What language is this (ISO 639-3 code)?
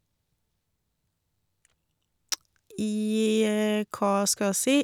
nor